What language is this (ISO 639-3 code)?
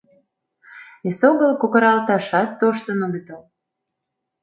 chm